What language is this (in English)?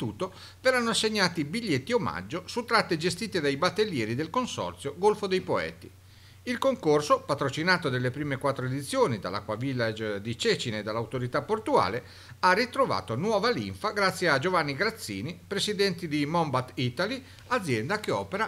Italian